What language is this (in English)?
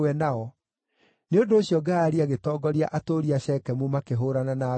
Kikuyu